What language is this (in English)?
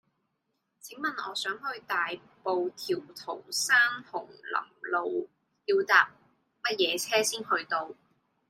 Cantonese